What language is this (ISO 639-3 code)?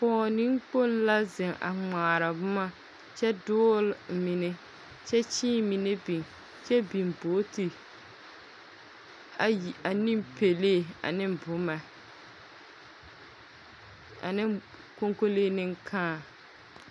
dga